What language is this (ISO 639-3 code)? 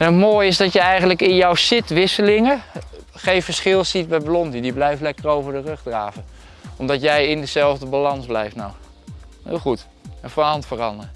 nld